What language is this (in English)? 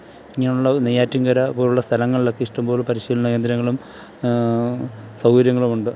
Malayalam